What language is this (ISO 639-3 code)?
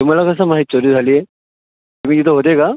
mar